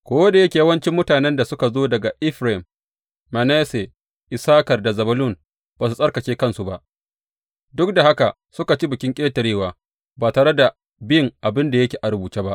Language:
Hausa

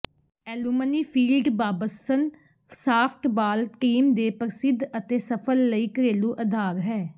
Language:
Punjabi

